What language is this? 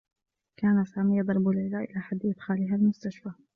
Arabic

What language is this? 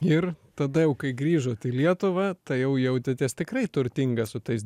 Lithuanian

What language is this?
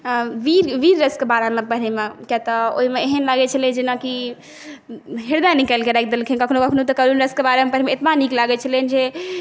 Maithili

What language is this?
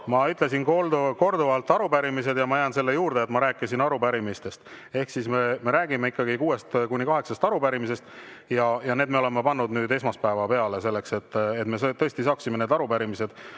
Estonian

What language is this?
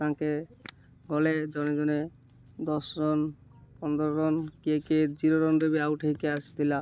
Odia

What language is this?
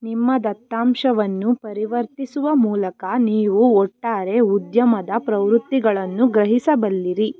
Kannada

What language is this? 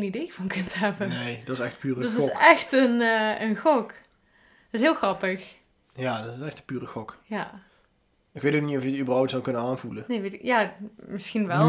Dutch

